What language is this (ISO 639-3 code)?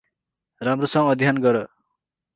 nep